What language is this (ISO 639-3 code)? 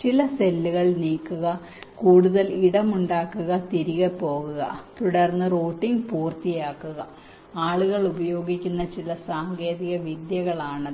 mal